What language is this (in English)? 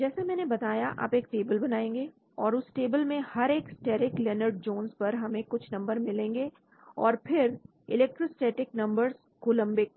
Hindi